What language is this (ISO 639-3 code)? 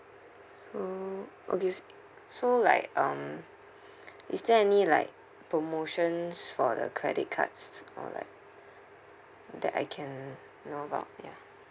eng